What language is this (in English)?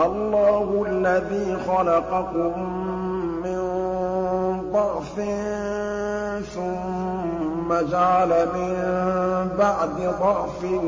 Arabic